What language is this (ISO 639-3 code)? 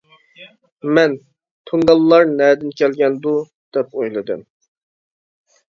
uig